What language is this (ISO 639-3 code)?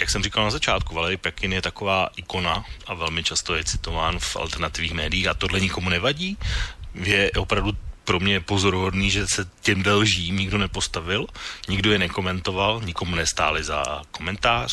ces